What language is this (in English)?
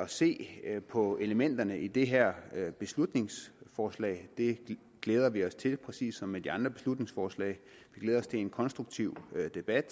Danish